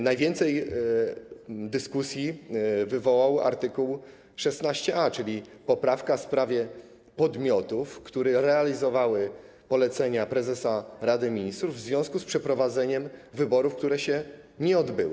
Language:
Polish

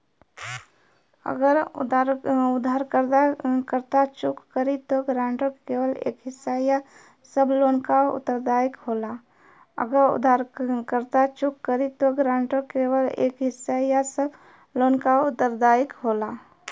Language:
Bhojpuri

